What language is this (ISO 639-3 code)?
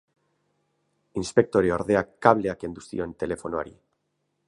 eus